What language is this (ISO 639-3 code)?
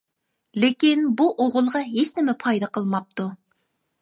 uig